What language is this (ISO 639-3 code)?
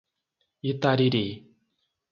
por